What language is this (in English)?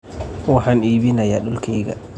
Somali